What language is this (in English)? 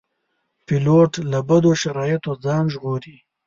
Pashto